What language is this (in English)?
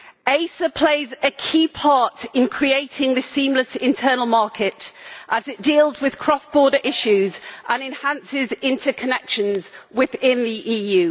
English